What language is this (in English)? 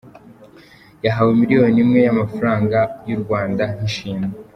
Kinyarwanda